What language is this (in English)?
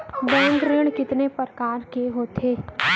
Chhattisgarhi